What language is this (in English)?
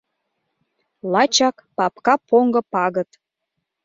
Mari